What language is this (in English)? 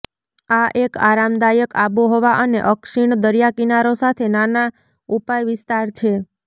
Gujarati